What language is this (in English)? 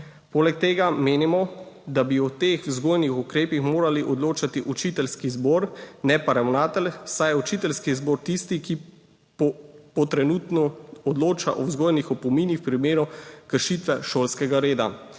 Slovenian